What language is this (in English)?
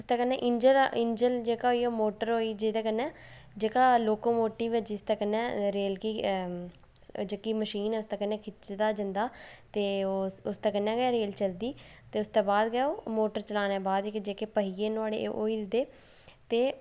Dogri